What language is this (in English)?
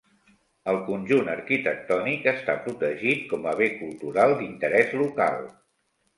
Catalan